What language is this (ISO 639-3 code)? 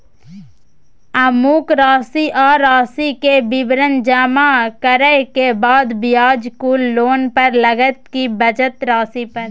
mai